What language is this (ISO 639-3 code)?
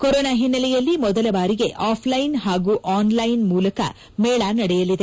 kan